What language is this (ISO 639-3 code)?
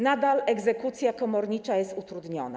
pol